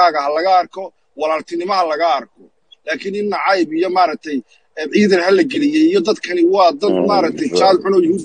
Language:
Arabic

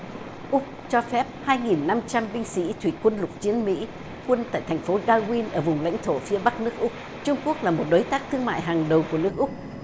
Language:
Vietnamese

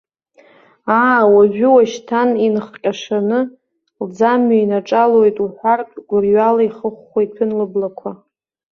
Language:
Abkhazian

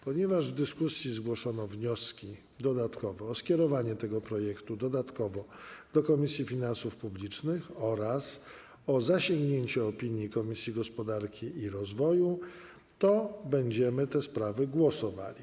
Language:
Polish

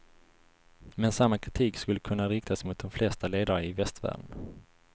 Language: Swedish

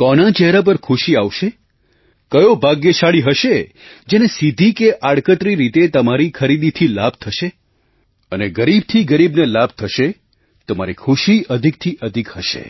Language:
Gujarati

